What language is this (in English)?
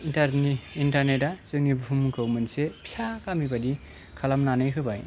Bodo